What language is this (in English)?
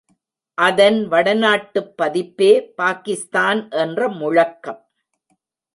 Tamil